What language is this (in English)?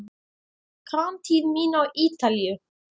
Icelandic